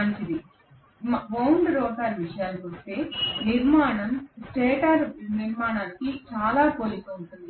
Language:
Telugu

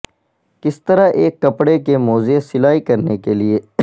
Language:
Urdu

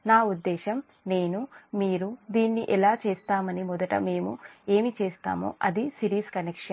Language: Telugu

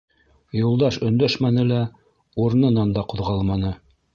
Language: Bashkir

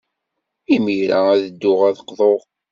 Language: Kabyle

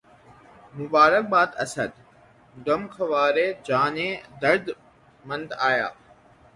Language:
Urdu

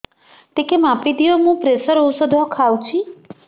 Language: Odia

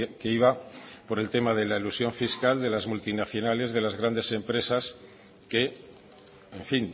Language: Spanish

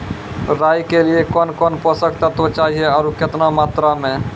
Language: Maithili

